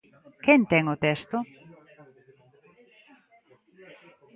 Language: Galician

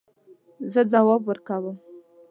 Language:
Pashto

